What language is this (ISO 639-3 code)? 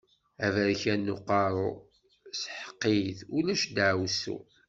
kab